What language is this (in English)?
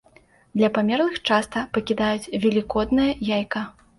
Belarusian